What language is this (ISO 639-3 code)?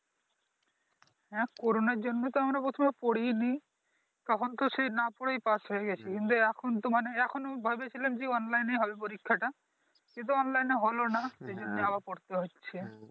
ben